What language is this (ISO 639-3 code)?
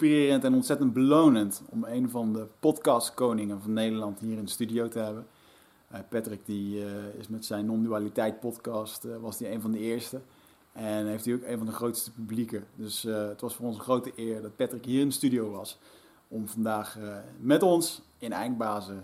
nld